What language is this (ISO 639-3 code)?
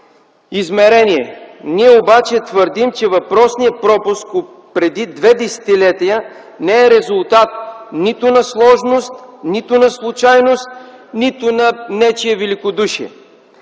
bul